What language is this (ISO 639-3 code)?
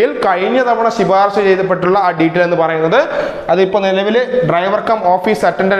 hin